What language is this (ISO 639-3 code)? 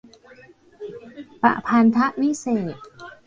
tha